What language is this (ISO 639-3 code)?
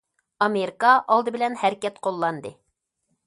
uig